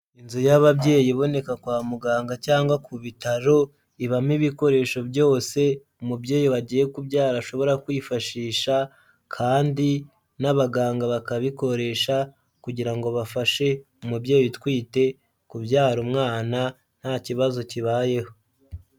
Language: Kinyarwanda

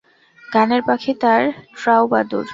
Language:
Bangla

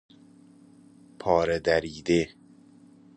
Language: Persian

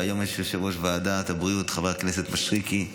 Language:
Hebrew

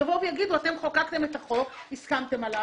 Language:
Hebrew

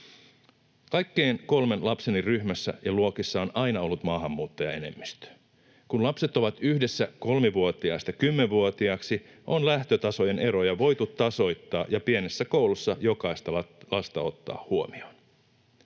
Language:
Finnish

